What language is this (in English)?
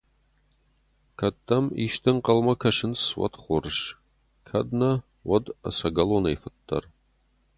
Ossetic